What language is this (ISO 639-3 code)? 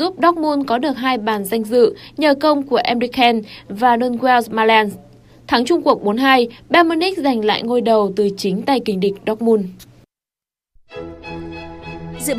vie